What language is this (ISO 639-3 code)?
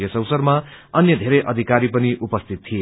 nep